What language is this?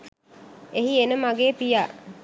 Sinhala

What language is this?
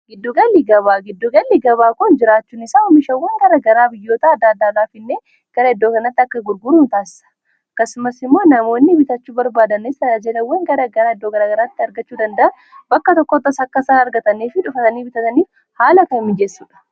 Oromo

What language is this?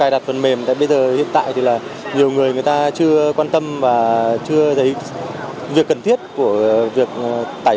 Vietnamese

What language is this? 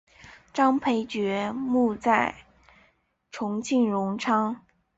Chinese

